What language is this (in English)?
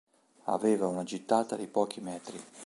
Italian